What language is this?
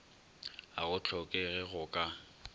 Northern Sotho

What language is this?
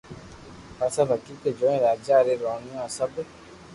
Loarki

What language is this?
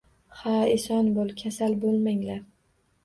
Uzbek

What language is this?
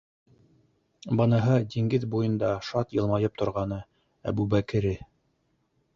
Bashkir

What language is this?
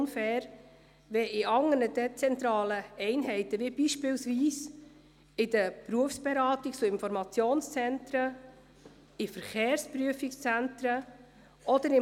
Swiss German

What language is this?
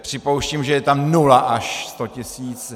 Czech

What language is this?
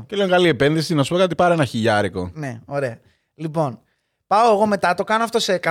Greek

